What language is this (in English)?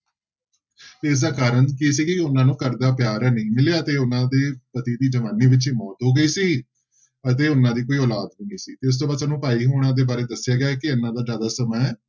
Punjabi